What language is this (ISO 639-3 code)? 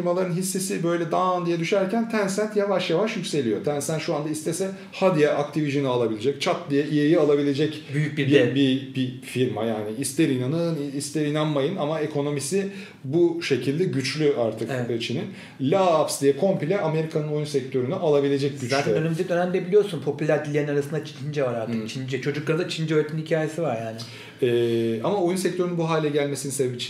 tur